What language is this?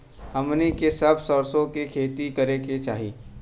Bhojpuri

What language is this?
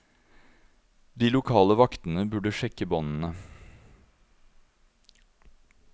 Norwegian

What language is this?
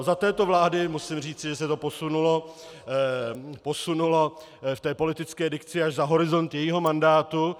Czech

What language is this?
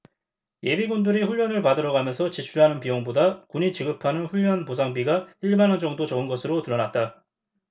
Korean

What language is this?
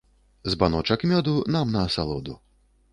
Belarusian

